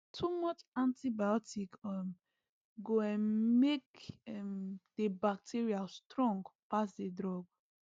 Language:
Nigerian Pidgin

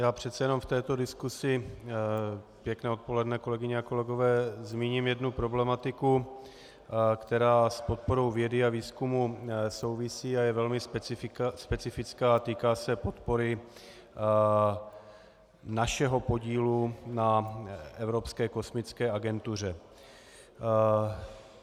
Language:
Czech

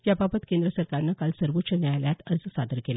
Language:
Marathi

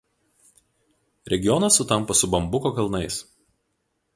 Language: Lithuanian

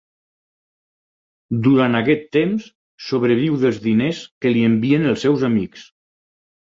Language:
Catalan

